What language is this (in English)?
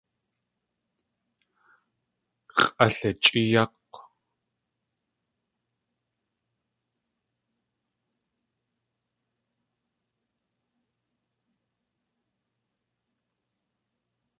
Tlingit